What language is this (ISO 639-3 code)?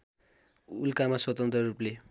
nep